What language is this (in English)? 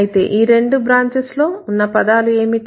Telugu